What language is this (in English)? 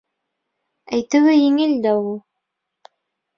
Bashkir